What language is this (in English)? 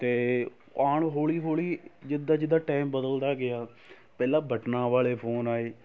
Punjabi